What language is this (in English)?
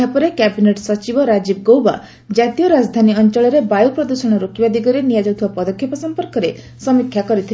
Odia